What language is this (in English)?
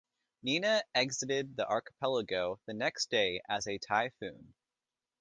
English